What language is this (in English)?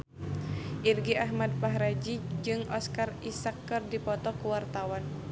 Sundanese